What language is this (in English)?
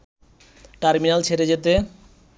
Bangla